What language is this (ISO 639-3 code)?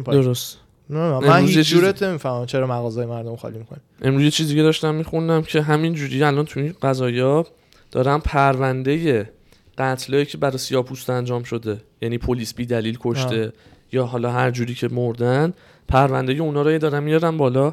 fas